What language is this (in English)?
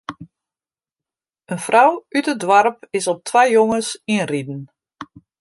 Western Frisian